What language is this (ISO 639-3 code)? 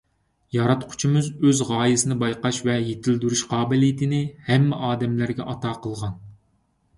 uig